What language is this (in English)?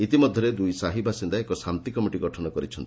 Odia